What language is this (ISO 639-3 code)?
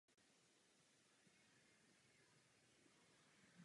ces